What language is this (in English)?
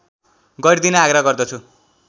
Nepali